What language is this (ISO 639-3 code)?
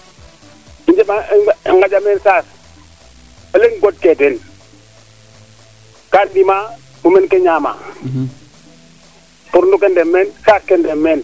srr